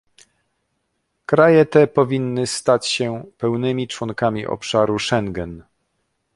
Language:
Polish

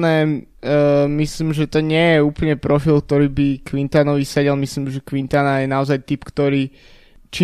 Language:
Slovak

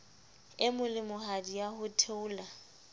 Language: Southern Sotho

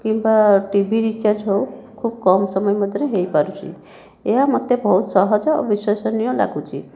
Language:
Odia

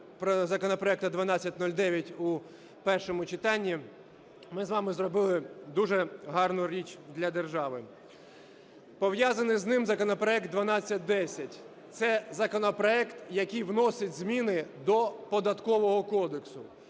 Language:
Ukrainian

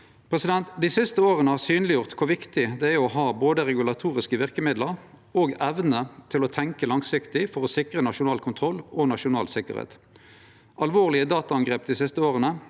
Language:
Norwegian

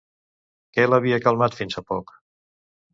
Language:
Catalan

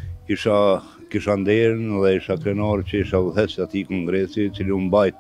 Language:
Romanian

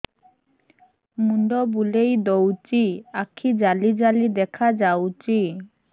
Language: Odia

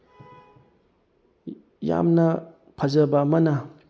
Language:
Manipuri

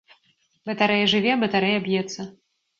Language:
Belarusian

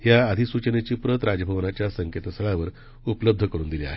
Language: Marathi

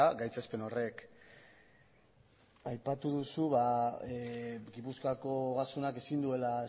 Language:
Basque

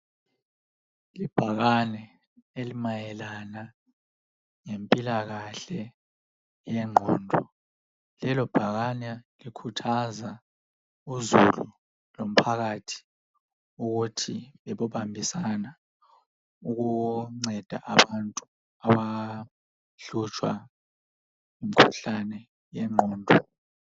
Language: North Ndebele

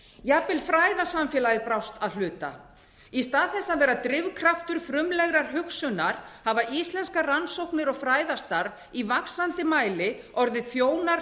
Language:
Icelandic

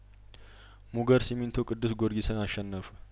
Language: Amharic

